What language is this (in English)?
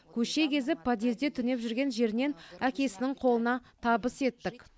Kazakh